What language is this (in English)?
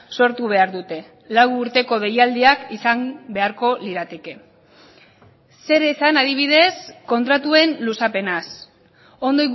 Basque